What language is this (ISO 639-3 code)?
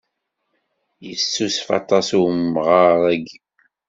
kab